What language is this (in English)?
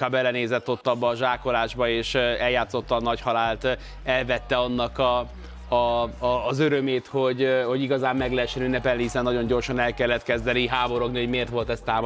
Hungarian